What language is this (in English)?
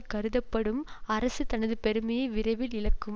Tamil